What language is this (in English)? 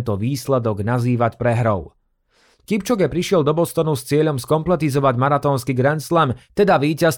Slovak